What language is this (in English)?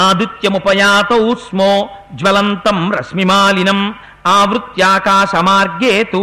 Telugu